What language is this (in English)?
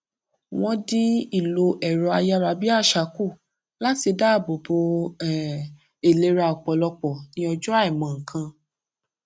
Yoruba